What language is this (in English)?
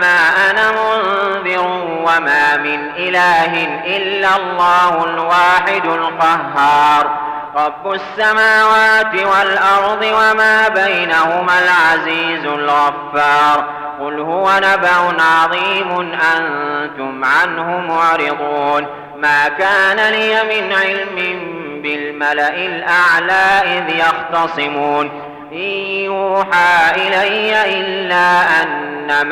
Arabic